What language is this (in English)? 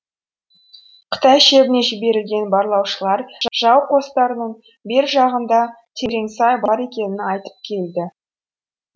Kazakh